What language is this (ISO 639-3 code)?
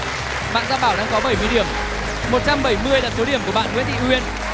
vie